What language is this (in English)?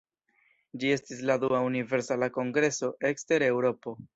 Esperanto